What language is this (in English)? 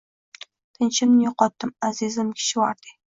Uzbek